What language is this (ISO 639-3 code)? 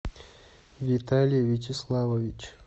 rus